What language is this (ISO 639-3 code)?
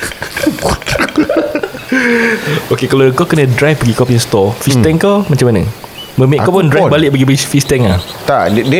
msa